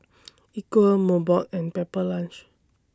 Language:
English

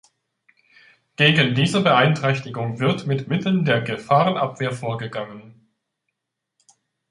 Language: German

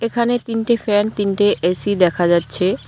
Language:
Bangla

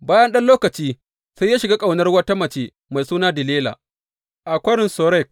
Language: Hausa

